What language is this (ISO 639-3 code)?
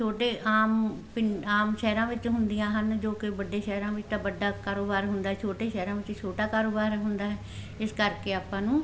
pan